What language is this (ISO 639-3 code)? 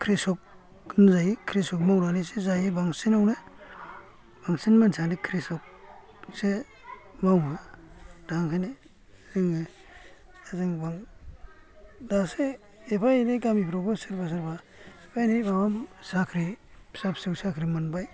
brx